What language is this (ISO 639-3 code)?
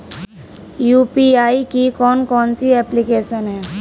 hin